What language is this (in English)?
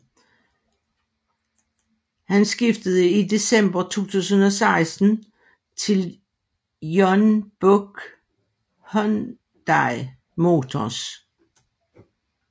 Danish